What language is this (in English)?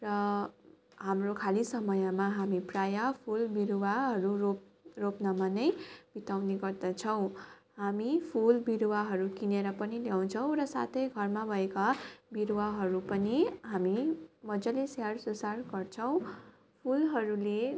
Nepali